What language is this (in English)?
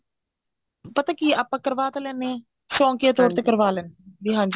Punjabi